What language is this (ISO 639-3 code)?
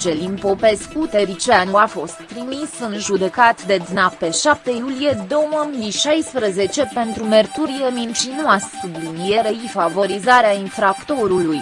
ron